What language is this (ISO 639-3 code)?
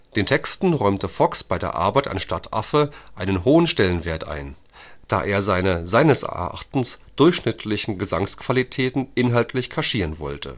deu